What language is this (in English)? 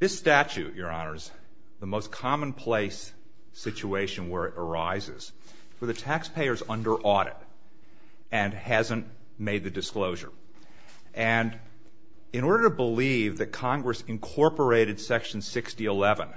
English